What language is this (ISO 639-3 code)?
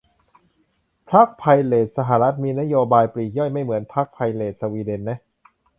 tha